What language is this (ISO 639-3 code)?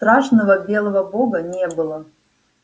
rus